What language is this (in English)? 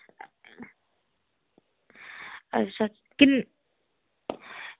Dogri